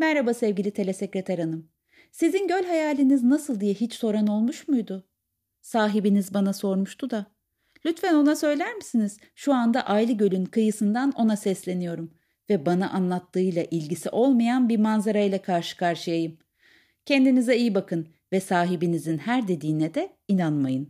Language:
Turkish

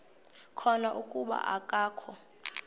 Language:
Xhosa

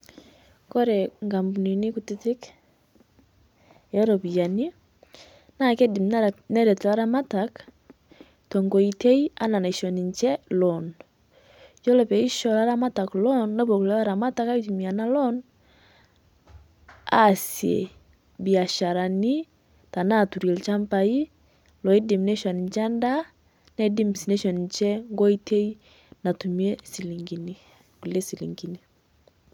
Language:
Masai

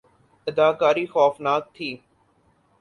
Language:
Urdu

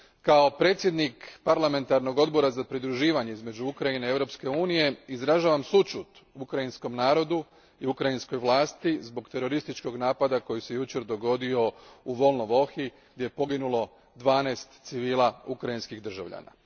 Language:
Croatian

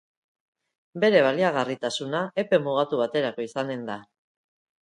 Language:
Basque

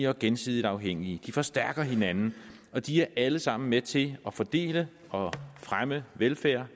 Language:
Danish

